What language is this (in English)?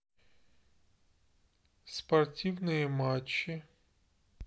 Russian